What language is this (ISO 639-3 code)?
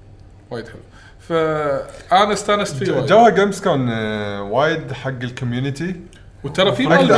ara